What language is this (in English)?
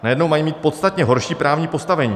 Czech